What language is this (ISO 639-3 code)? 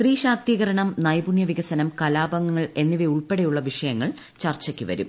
mal